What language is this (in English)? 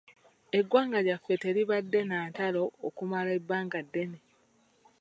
Ganda